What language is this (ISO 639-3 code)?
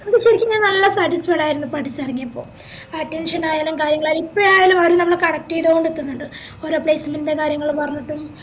mal